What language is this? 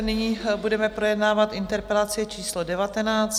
Czech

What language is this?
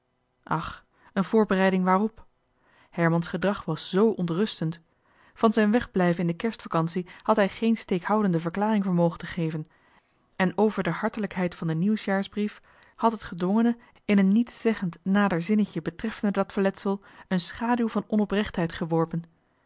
Dutch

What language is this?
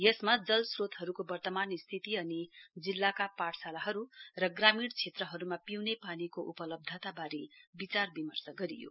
Nepali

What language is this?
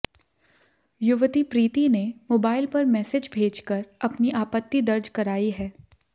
Hindi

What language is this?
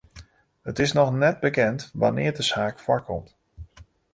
Western Frisian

